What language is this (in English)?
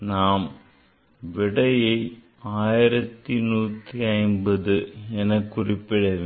Tamil